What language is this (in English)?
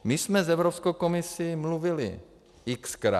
Czech